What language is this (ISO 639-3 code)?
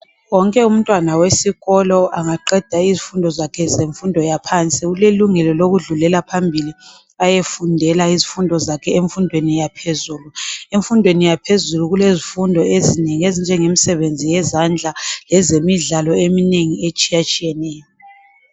nde